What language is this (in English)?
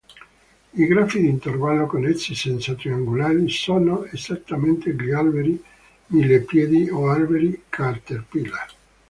Italian